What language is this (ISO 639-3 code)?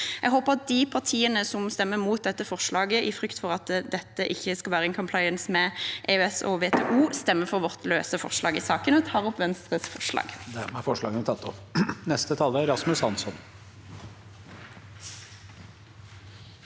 nor